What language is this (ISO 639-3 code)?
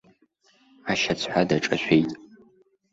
abk